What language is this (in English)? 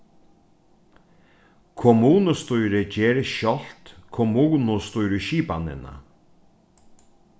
Faroese